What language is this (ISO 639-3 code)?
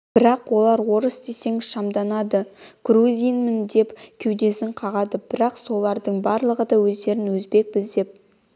kaz